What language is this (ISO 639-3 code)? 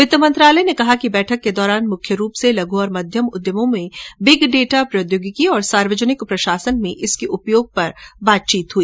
hin